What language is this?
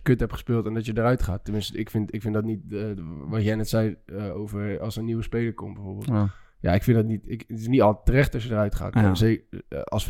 Dutch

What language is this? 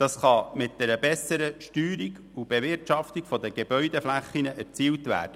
Swiss German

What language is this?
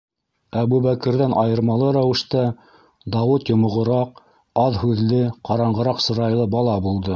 Bashkir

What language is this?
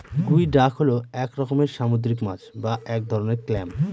Bangla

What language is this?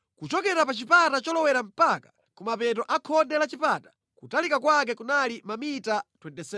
Nyanja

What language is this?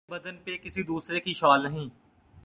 Urdu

